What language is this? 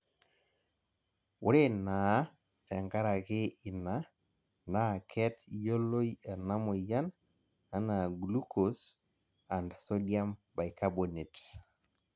Masai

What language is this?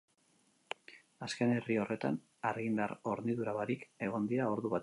Basque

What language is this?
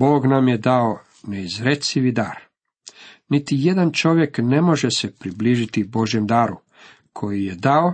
Croatian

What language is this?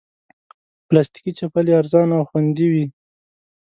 Pashto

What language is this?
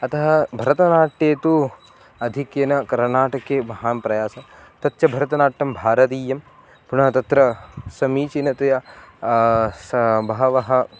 Sanskrit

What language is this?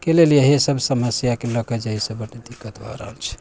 Maithili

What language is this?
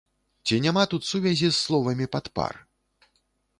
Belarusian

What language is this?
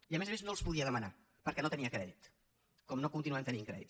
Catalan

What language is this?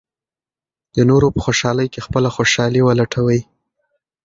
Pashto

